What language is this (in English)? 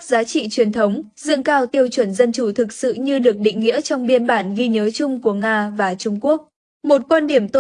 Vietnamese